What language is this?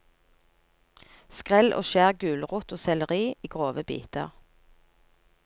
Norwegian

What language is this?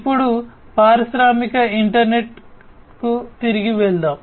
Telugu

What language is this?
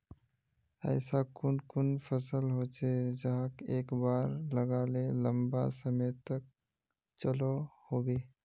Magahi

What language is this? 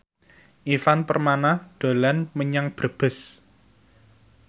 Javanese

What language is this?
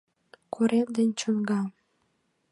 Mari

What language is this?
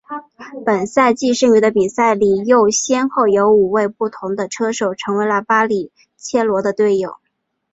Chinese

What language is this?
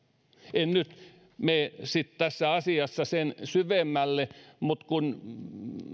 Finnish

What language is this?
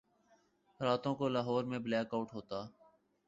Urdu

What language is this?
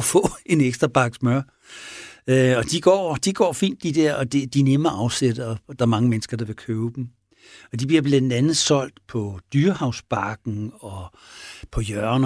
Danish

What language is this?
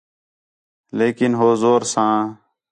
Khetrani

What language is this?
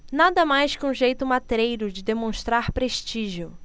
Portuguese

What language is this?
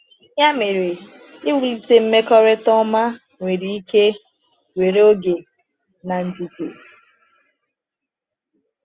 Igbo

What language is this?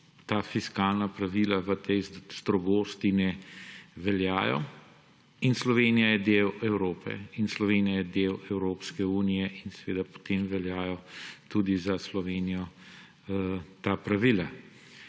Slovenian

